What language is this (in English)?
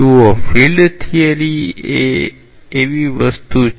Gujarati